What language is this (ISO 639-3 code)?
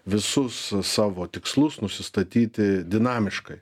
lit